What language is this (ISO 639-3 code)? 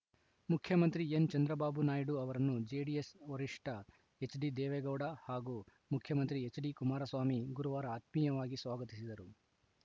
kan